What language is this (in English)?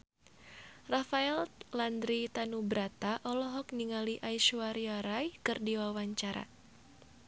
Sundanese